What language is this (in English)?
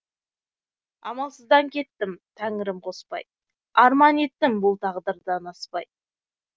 Kazakh